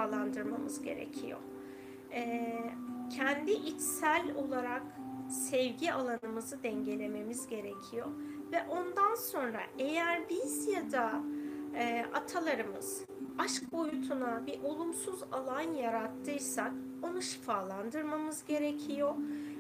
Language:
Turkish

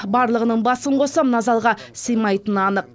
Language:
Kazakh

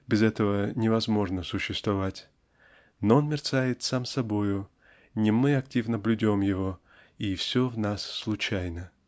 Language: Russian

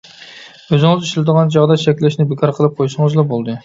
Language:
Uyghur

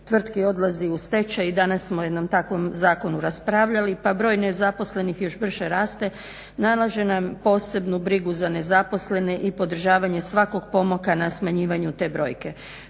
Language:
Croatian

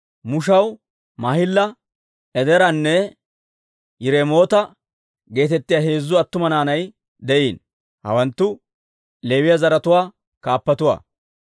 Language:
Dawro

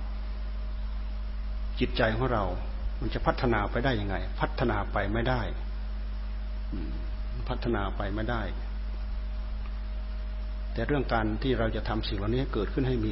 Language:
Thai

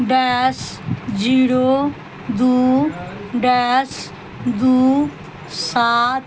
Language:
Maithili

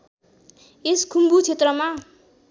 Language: Nepali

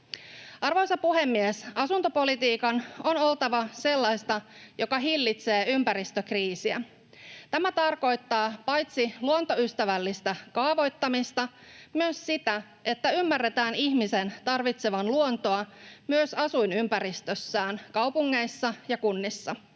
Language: Finnish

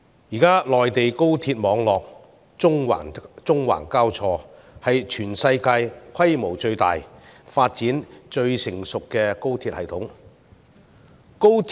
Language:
Cantonese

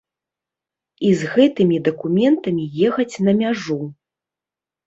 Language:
Belarusian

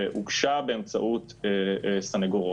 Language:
Hebrew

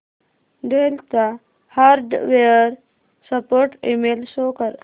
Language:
Marathi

